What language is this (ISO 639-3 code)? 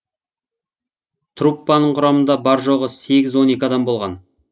kaz